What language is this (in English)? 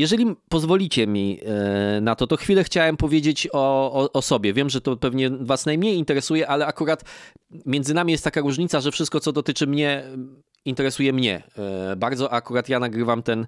Polish